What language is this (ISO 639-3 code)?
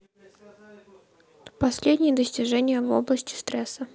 rus